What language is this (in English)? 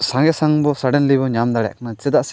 Santali